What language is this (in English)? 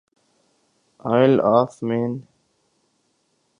Urdu